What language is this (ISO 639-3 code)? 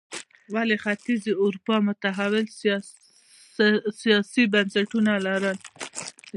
pus